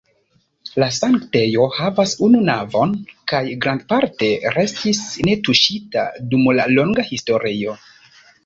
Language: Esperanto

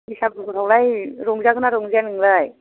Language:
Bodo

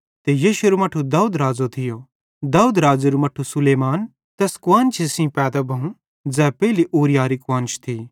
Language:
Bhadrawahi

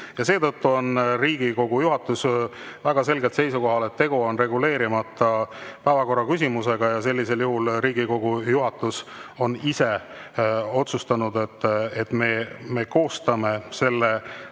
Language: Estonian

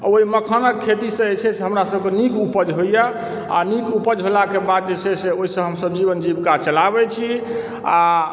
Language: Maithili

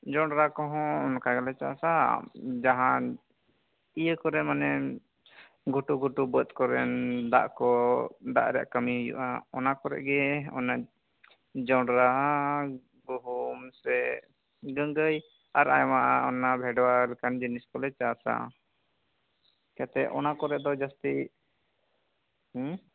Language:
Santali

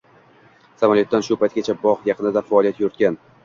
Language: Uzbek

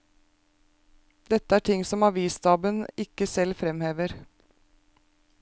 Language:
Norwegian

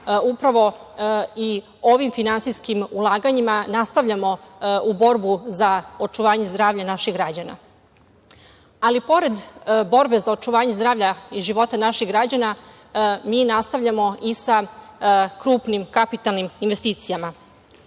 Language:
Serbian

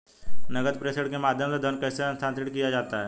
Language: Hindi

